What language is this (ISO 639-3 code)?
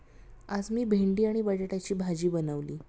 mar